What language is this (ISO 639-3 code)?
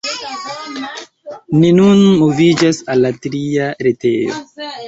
epo